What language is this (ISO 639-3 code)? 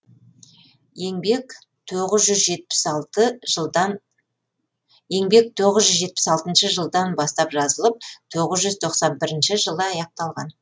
kaz